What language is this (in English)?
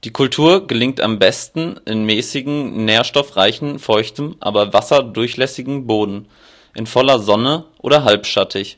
German